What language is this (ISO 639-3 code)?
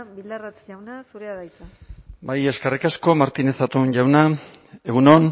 eus